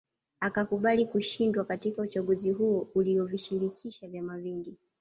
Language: Swahili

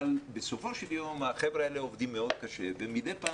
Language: Hebrew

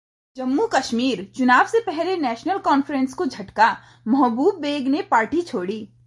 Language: Hindi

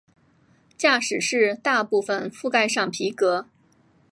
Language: Chinese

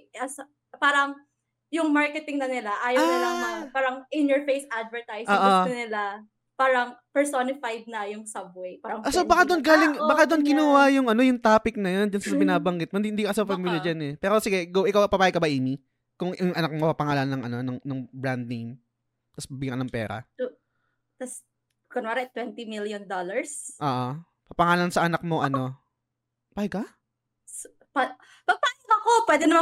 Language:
Filipino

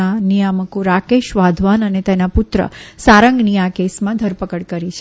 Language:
Gujarati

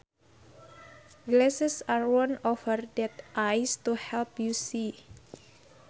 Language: Sundanese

